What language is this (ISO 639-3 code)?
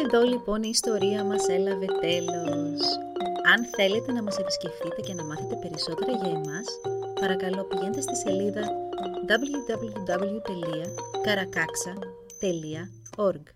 ell